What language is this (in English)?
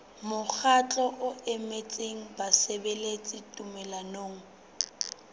Southern Sotho